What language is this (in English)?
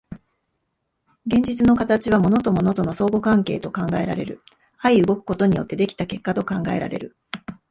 Japanese